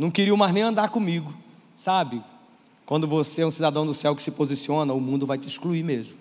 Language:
Portuguese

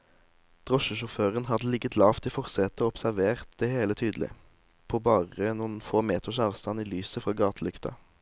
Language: Norwegian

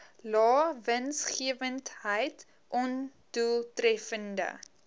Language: Afrikaans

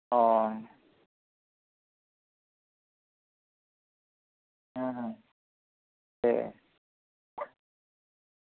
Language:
Santali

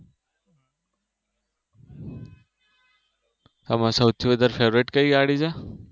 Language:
Gujarati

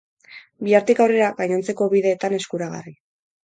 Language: Basque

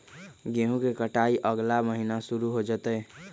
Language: Magahi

